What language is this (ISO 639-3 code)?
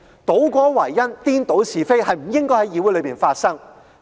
yue